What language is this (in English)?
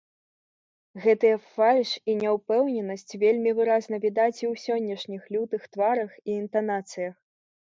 Belarusian